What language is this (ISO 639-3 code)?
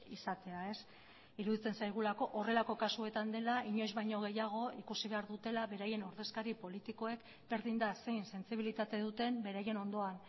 eus